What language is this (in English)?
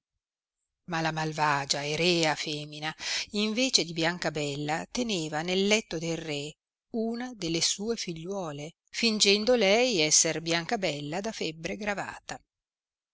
Italian